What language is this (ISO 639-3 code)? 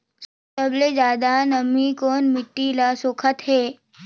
hne